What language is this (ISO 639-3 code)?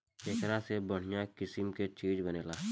bho